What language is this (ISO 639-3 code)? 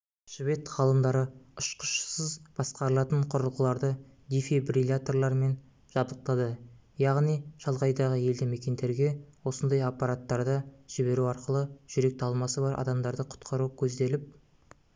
kaz